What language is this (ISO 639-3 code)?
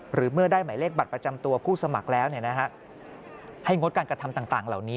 tha